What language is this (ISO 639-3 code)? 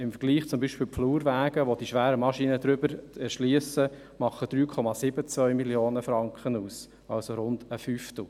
gsw